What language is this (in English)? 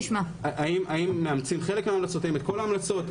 Hebrew